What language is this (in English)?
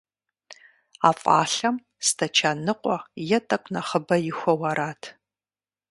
Kabardian